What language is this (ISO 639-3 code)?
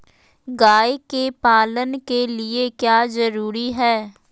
mag